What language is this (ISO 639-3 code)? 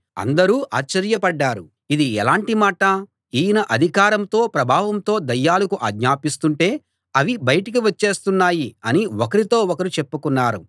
tel